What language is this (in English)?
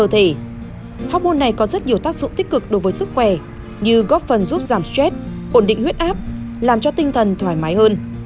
Vietnamese